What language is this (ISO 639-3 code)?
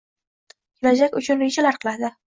uzb